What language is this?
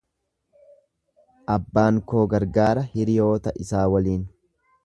Oromo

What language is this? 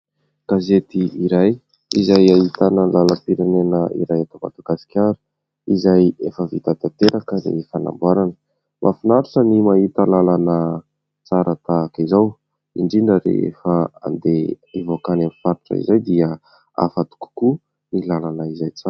Malagasy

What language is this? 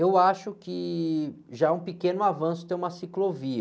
Portuguese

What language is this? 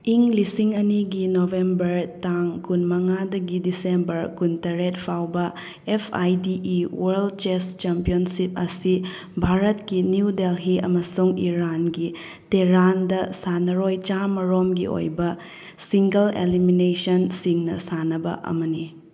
Manipuri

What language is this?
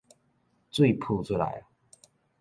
Min Nan Chinese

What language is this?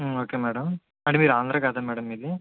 Telugu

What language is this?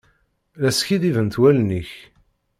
Kabyle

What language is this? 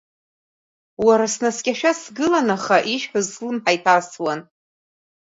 Abkhazian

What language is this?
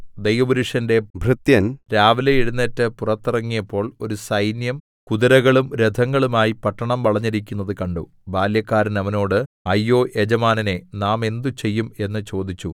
Malayalam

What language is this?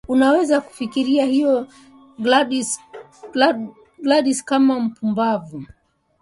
Swahili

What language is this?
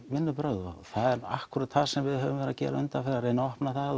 Icelandic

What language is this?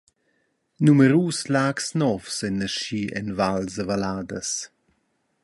Romansh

